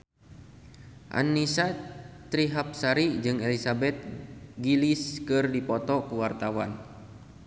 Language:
Sundanese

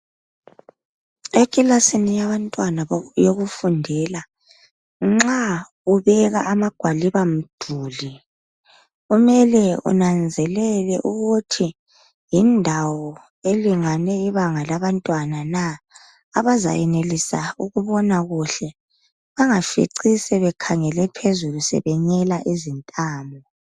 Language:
North Ndebele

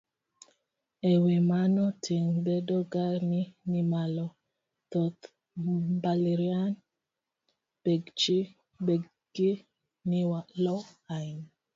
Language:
Luo (Kenya and Tanzania)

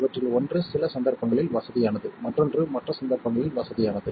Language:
Tamil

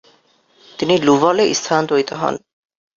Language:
Bangla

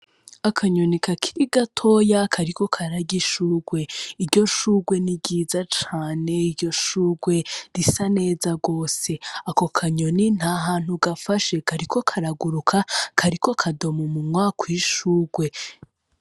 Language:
Rundi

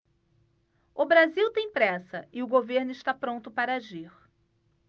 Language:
Portuguese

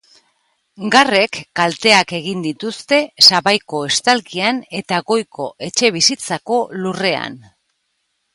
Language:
Basque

